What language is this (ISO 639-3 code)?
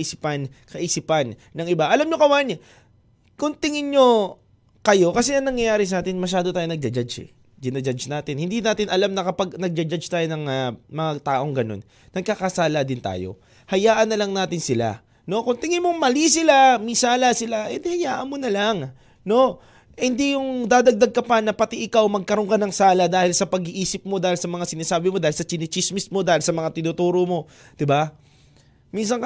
fil